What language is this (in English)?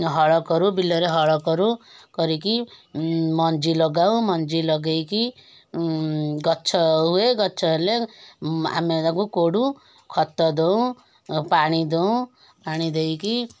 Odia